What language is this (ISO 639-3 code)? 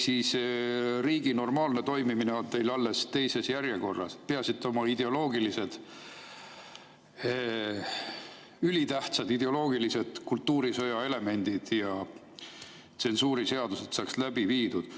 est